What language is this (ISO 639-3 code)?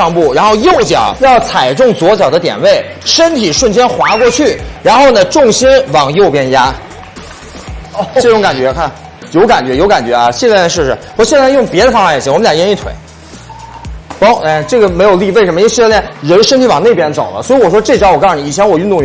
zho